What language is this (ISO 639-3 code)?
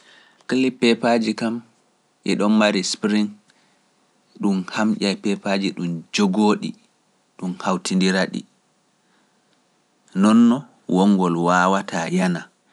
fuf